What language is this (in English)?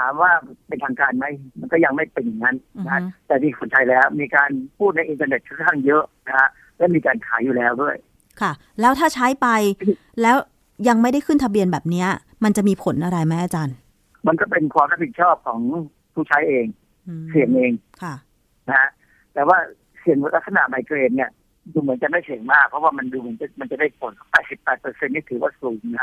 Thai